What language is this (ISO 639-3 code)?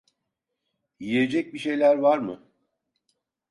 tur